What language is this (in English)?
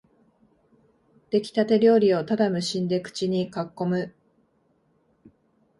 Japanese